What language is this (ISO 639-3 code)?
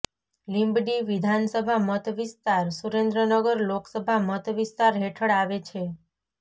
guj